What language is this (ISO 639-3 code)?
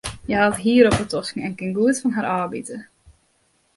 fry